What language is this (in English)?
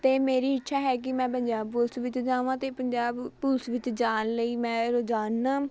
Punjabi